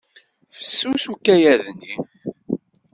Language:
Kabyle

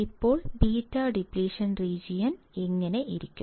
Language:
Malayalam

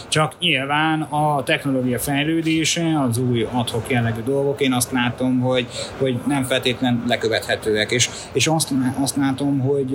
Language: Hungarian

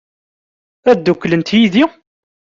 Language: Kabyle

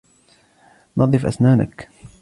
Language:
Arabic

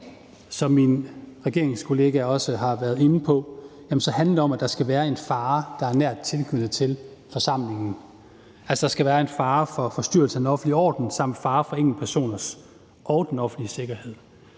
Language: Danish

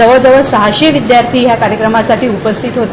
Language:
Marathi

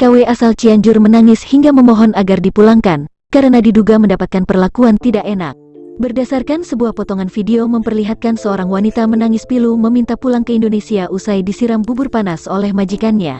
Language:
Indonesian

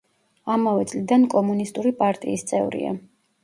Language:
Georgian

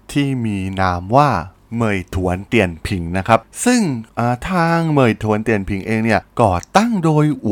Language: Thai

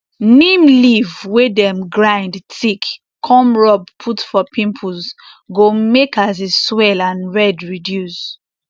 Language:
Nigerian Pidgin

